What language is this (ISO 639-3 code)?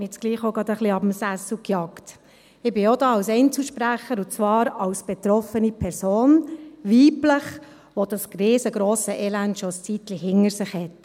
gsw